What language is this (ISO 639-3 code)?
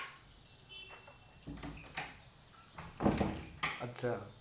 guj